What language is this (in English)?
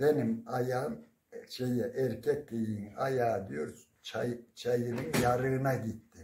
Turkish